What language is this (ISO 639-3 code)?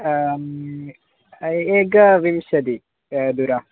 san